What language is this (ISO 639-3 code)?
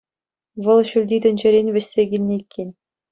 chv